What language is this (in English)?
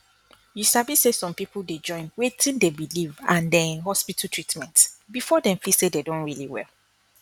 Nigerian Pidgin